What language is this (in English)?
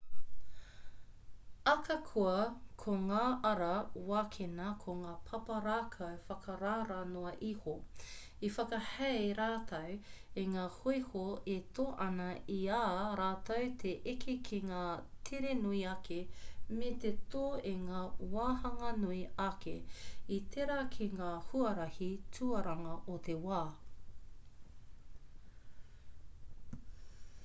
Māori